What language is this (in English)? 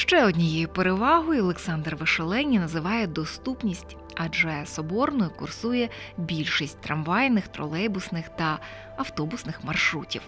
Ukrainian